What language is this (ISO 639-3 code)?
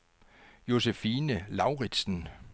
dan